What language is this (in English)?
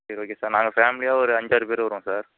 Tamil